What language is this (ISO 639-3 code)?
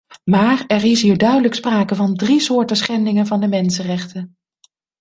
nld